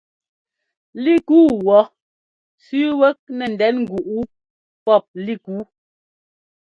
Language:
Ngomba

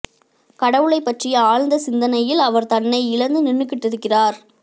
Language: Tamil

